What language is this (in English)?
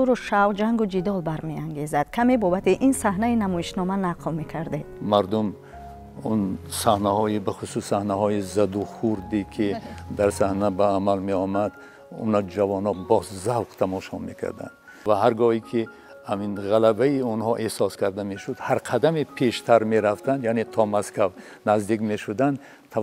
Persian